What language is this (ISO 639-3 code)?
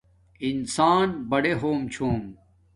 dmk